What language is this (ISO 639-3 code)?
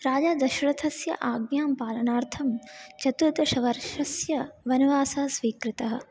san